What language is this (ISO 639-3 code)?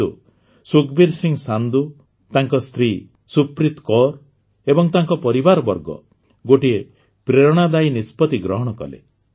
ori